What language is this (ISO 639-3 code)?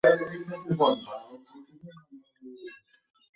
ben